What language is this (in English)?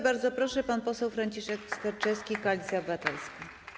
Polish